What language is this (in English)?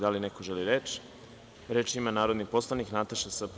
Serbian